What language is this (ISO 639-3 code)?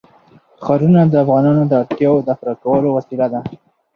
pus